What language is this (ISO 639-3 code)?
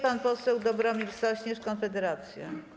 pol